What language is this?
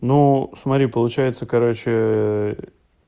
Russian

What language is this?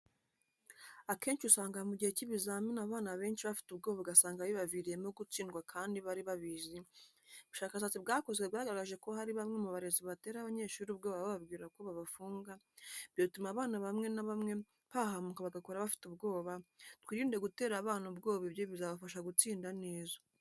Kinyarwanda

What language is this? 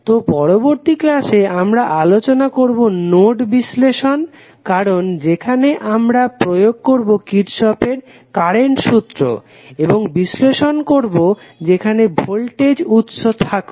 Bangla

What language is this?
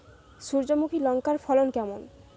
Bangla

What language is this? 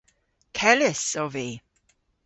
Cornish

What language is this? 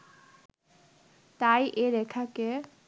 Bangla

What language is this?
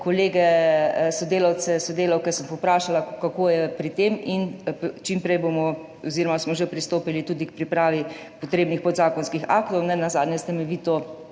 Slovenian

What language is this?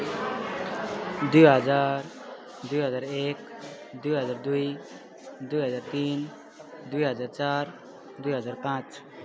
Nepali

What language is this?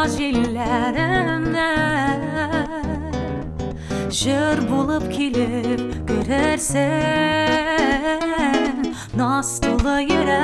Turkish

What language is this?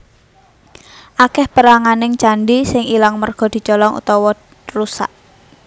Javanese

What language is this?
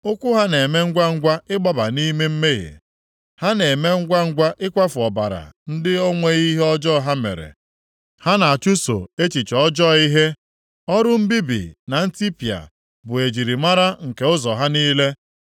Igbo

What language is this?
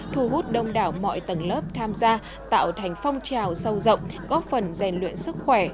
Vietnamese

